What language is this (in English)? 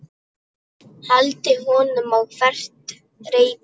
Icelandic